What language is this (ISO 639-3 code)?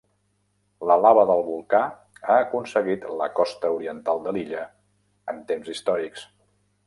cat